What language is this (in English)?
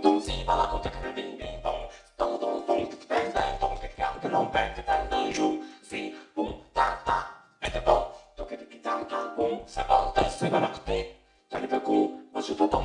Polish